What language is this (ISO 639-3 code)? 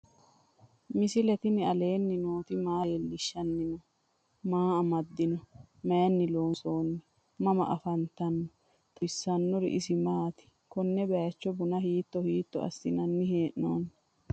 sid